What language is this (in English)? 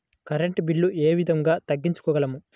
Telugu